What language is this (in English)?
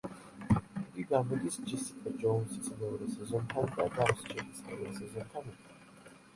Georgian